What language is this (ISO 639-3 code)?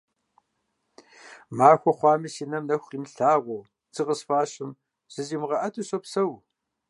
kbd